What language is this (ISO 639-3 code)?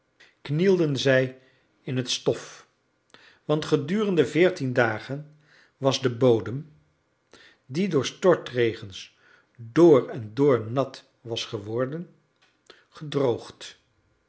nld